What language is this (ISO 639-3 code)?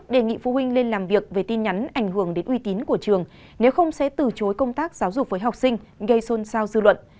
vie